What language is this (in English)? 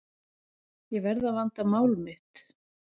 Icelandic